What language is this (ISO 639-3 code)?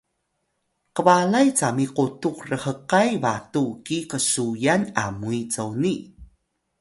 tay